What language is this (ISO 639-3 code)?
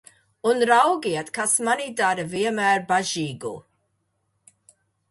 lav